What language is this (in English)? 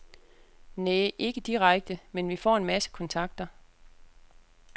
Danish